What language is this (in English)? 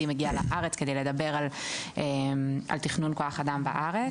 Hebrew